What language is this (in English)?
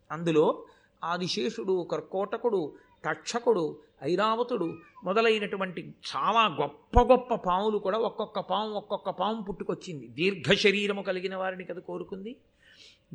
Telugu